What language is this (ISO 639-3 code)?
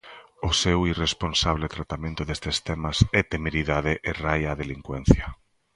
glg